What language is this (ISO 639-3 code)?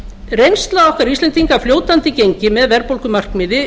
isl